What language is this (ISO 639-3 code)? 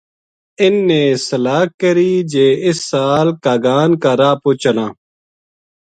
gju